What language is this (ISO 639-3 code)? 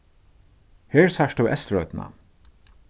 fao